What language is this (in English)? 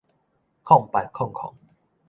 Min Nan Chinese